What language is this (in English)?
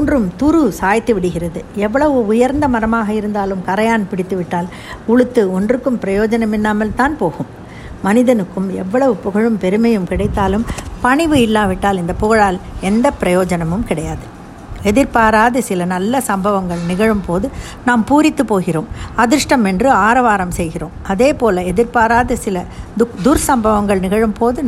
Tamil